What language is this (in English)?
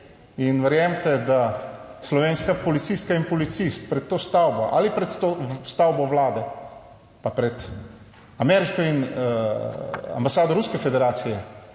Slovenian